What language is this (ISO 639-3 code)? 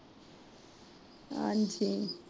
pan